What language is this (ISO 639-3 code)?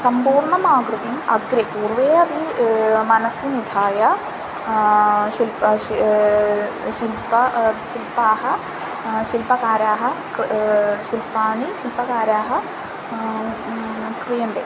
san